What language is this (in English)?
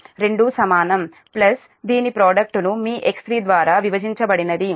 Telugu